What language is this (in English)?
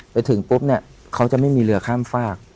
Thai